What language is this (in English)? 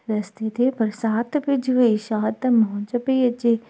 Sindhi